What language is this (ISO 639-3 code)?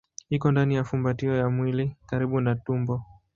swa